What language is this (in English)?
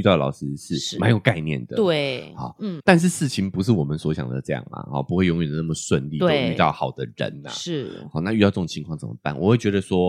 Chinese